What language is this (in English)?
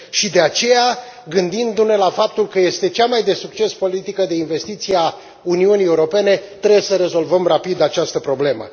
Romanian